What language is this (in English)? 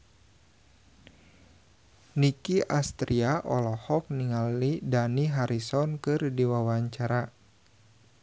Sundanese